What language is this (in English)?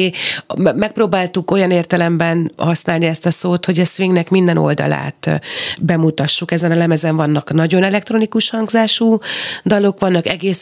Hungarian